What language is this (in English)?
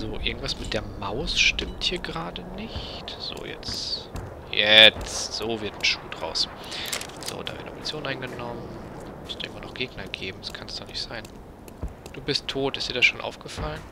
German